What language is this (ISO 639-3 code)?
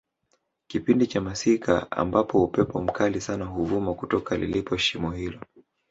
swa